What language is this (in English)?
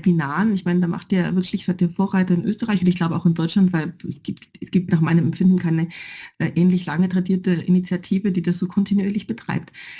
German